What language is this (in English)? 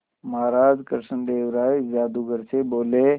Hindi